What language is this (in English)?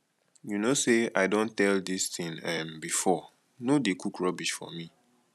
Nigerian Pidgin